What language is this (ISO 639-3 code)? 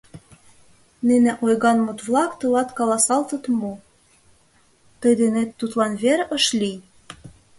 chm